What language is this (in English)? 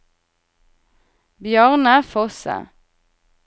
Norwegian